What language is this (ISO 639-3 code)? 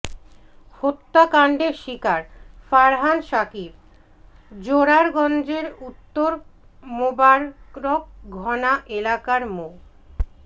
ben